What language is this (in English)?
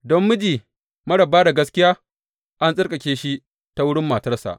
Hausa